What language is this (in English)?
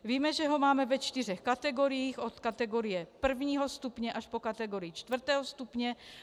Czech